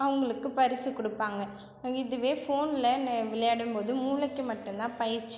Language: Tamil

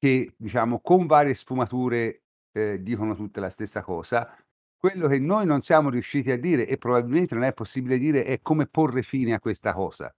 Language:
Italian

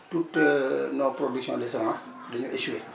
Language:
Wolof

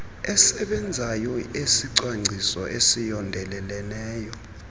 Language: Xhosa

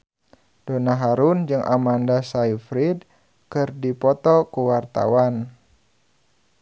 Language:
Sundanese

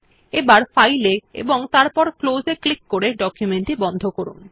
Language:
Bangla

